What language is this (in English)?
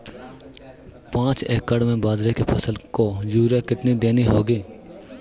Hindi